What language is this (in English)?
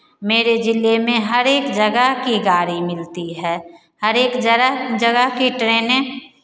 Hindi